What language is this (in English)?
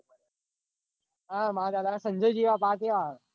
Gujarati